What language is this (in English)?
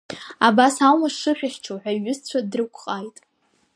Abkhazian